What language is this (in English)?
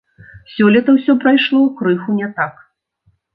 Belarusian